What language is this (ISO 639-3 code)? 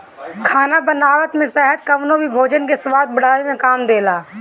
bho